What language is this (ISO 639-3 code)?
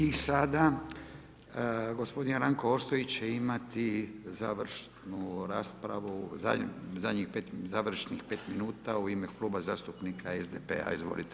hrv